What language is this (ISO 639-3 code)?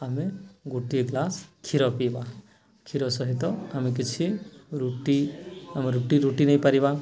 ori